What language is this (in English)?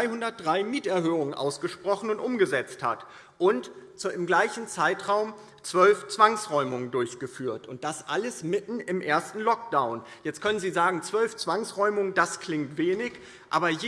German